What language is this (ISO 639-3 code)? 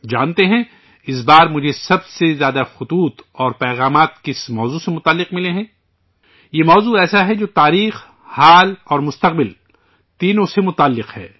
urd